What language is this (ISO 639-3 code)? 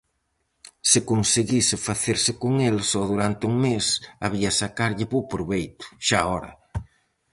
glg